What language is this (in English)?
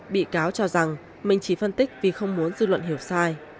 Vietnamese